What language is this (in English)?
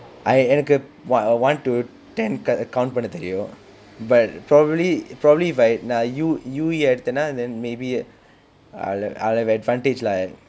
English